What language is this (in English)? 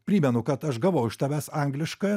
Lithuanian